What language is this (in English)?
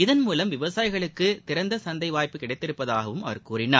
Tamil